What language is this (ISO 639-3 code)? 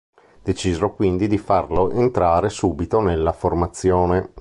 ita